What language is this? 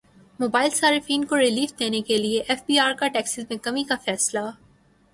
Urdu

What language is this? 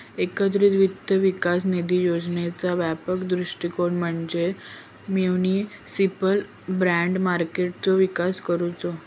Marathi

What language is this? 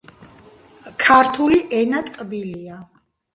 Georgian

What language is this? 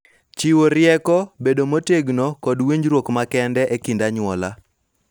Luo (Kenya and Tanzania)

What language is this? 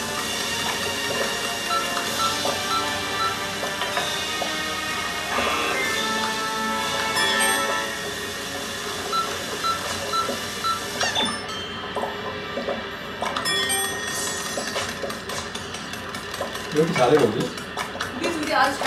Korean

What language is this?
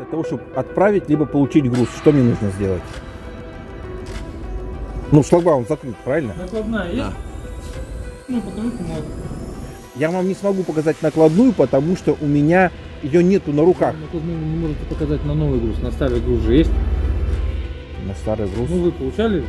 Russian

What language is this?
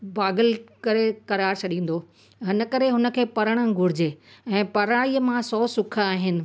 Sindhi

